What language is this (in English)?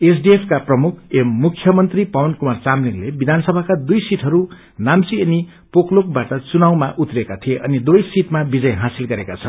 Nepali